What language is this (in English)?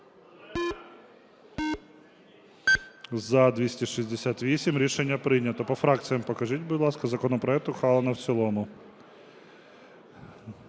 Ukrainian